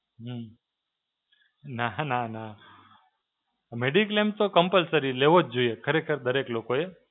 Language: Gujarati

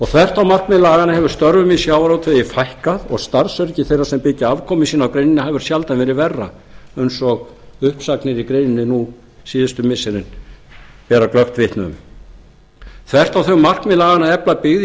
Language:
Icelandic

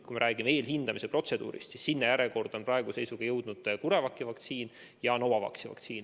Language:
Estonian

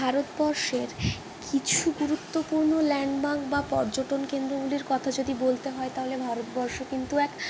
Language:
Bangla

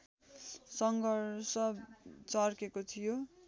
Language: Nepali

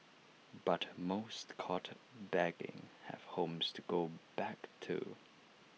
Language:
English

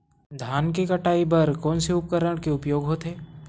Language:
Chhattisgarhi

